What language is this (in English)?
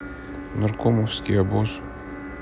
Russian